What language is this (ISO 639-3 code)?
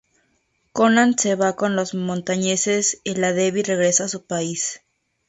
spa